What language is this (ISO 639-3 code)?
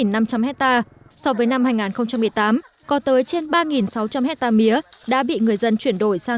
vie